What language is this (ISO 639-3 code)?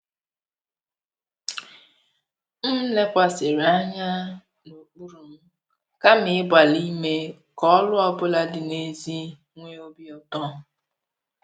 ibo